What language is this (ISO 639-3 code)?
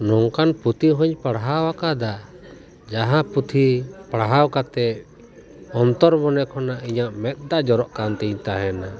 sat